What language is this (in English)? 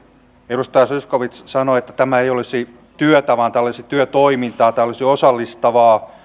Finnish